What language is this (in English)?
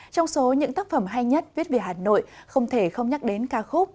Vietnamese